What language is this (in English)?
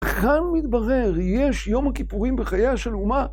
Hebrew